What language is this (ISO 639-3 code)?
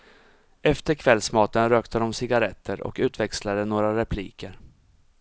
swe